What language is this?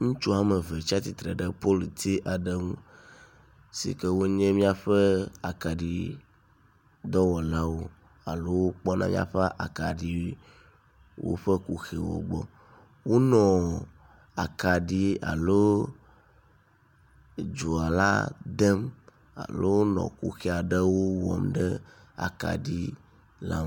Ewe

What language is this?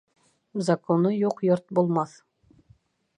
Bashkir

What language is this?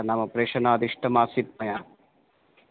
Sanskrit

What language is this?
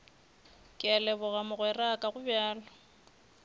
Northern Sotho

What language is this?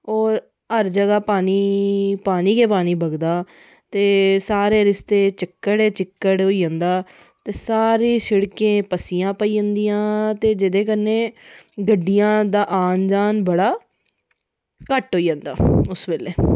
Dogri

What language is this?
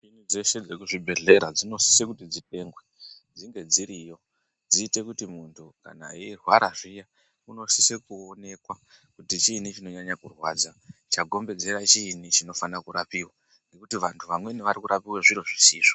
Ndau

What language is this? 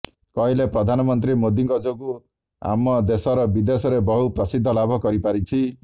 Odia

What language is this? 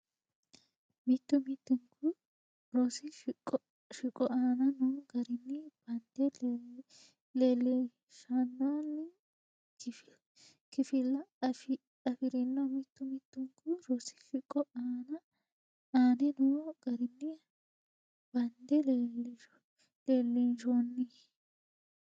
Sidamo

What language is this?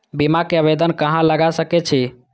Maithili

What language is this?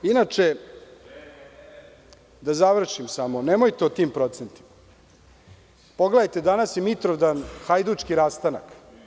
Serbian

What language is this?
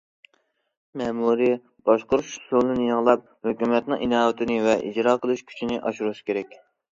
Uyghur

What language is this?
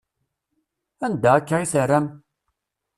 Kabyle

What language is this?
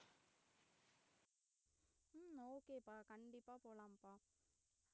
Tamil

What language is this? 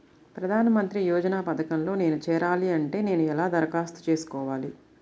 Telugu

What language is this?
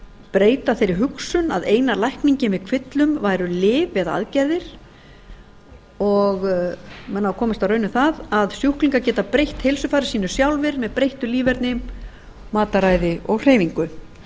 Icelandic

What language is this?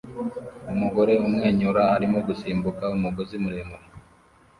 Kinyarwanda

